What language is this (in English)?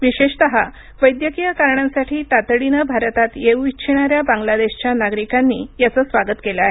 Marathi